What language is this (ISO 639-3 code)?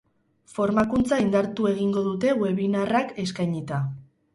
eus